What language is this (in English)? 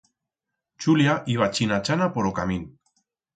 Aragonese